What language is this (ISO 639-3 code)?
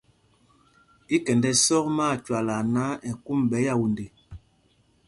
mgg